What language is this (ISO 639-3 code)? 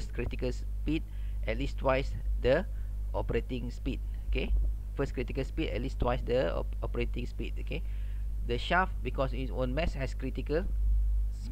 msa